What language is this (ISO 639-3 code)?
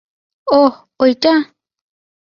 ben